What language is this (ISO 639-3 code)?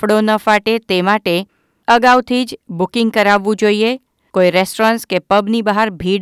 guj